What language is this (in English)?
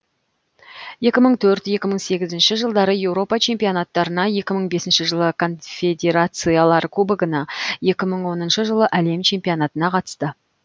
Kazakh